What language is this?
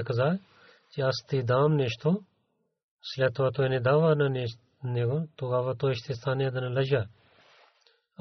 Bulgarian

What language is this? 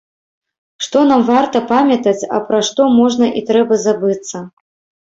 Belarusian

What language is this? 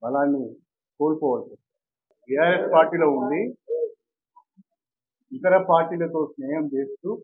Telugu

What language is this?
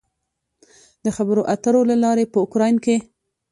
Pashto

